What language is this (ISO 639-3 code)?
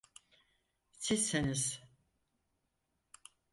tur